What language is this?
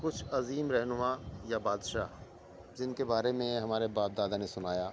Urdu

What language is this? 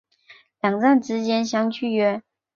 Chinese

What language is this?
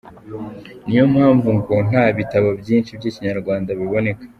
Kinyarwanda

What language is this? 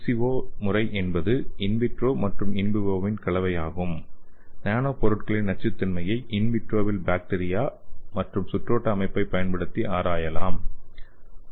Tamil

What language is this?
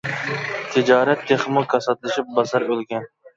Uyghur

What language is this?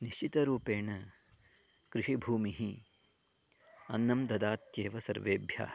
Sanskrit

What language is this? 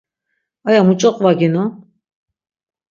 Laz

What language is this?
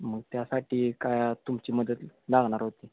Marathi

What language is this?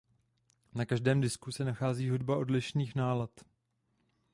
Czech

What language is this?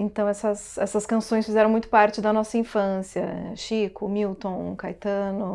Portuguese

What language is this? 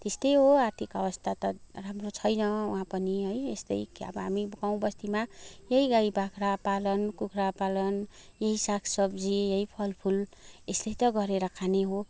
Nepali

